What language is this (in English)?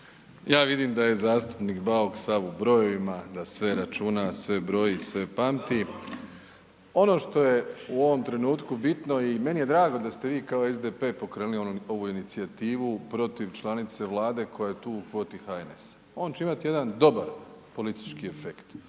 Croatian